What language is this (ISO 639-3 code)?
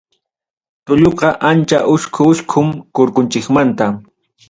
quy